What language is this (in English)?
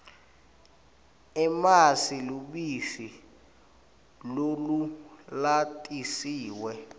Swati